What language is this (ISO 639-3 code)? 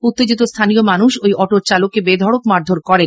ben